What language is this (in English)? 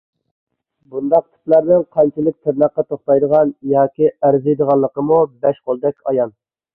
Uyghur